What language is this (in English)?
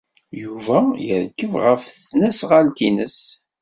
Kabyle